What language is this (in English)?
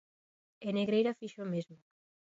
Galician